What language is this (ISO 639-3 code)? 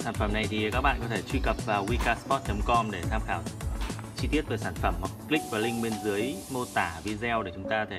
vie